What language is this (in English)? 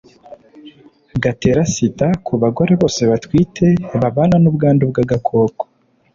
Kinyarwanda